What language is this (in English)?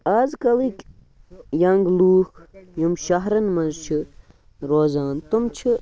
Kashmiri